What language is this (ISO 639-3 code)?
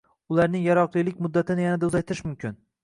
uzb